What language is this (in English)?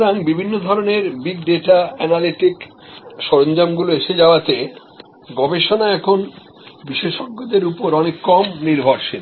Bangla